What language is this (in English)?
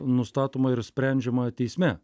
Lithuanian